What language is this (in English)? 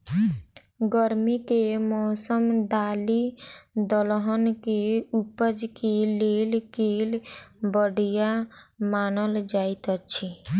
Maithili